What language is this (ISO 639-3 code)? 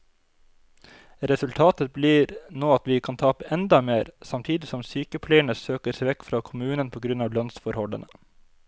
nor